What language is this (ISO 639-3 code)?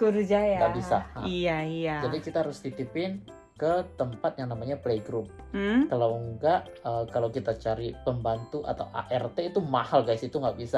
ind